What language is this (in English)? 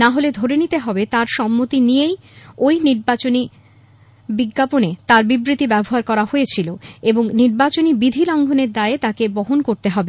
Bangla